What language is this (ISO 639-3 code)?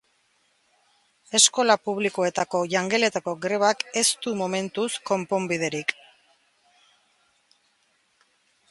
eus